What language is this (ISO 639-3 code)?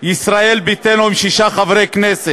heb